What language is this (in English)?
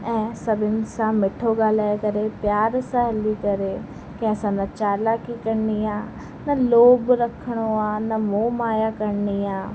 Sindhi